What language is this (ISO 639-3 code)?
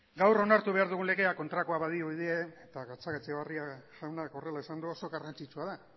eus